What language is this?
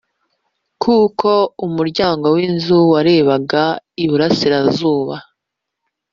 Kinyarwanda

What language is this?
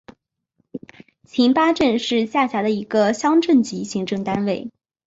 Chinese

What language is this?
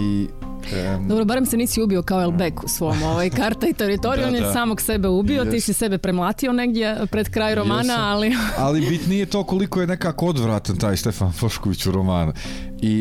Croatian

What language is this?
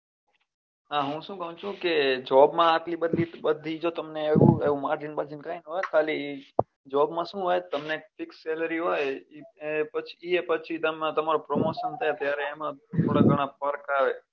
Gujarati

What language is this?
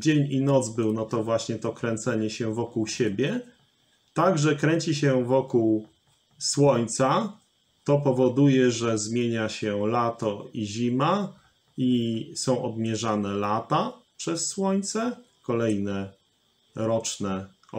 Polish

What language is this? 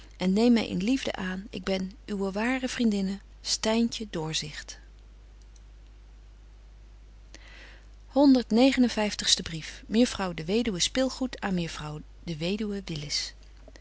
Dutch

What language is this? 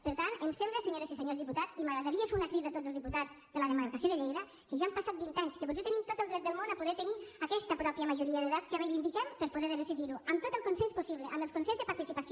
Catalan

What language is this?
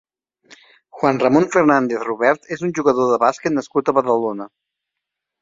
Catalan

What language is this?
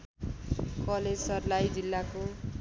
Nepali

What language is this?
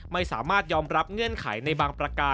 Thai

